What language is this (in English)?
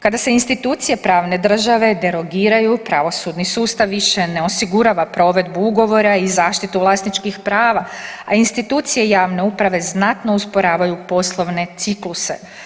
Croatian